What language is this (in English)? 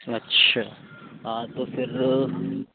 Urdu